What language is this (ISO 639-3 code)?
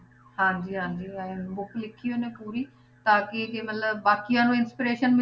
pan